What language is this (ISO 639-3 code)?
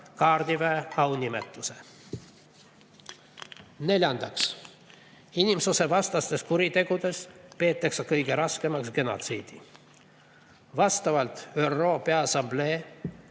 est